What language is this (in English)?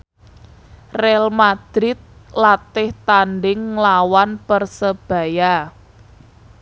Javanese